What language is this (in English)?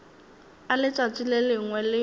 Northern Sotho